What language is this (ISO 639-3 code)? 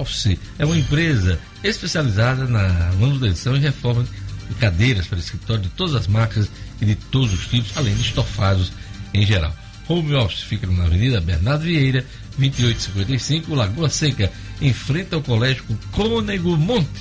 por